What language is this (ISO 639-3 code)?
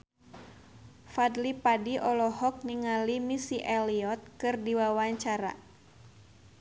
sun